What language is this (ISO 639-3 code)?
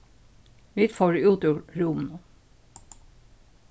fao